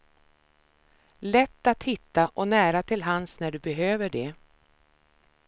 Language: Swedish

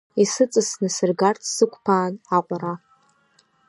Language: Abkhazian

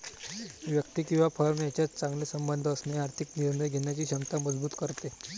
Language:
Marathi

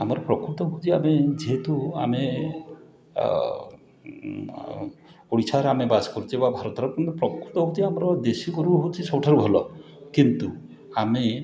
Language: Odia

